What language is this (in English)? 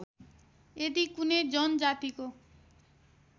Nepali